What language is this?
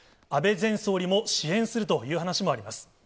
Japanese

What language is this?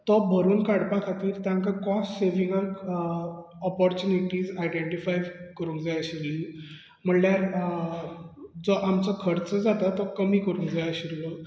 Konkani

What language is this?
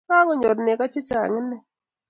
Kalenjin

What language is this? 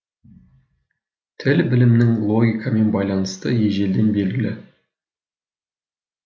Kazakh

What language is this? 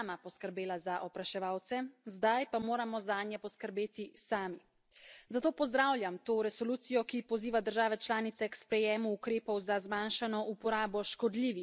Slovenian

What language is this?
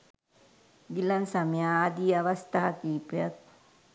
Sinhala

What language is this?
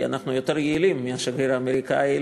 Hebrew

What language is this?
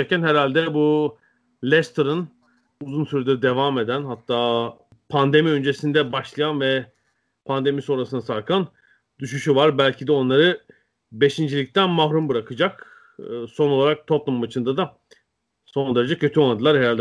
Turkish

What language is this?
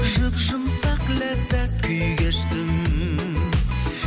Kazakh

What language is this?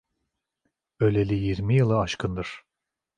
Turkish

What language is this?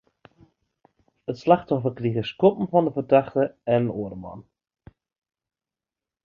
Western Frisian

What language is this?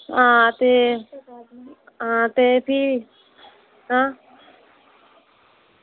Dogri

